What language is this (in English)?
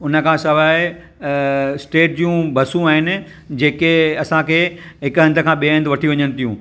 Sindhi